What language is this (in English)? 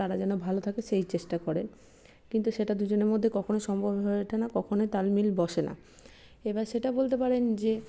Bangla